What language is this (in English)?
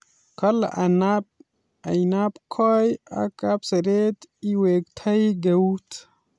Kalenjin